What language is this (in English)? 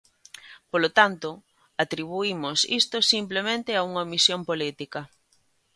Galician